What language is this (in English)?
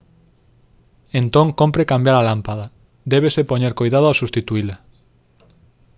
Galician